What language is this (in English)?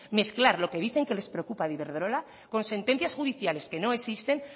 Spanish